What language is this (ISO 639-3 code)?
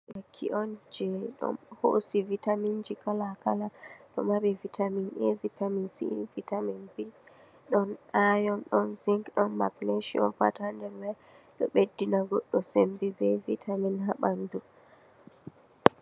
ful